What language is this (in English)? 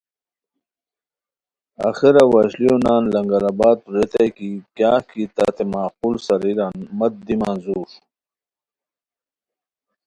Khowar